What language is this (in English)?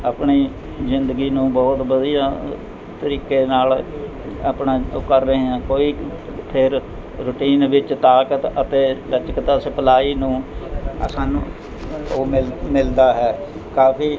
Punjabi